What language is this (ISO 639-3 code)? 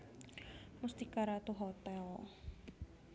jav